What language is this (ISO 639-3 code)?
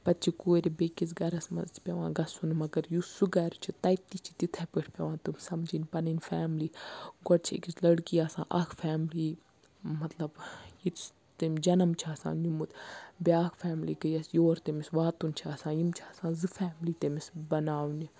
kas